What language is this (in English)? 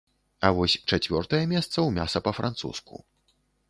Belarusian